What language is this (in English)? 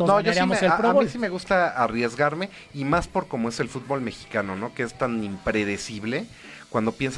Spanish